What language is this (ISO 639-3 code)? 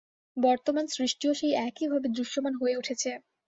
ben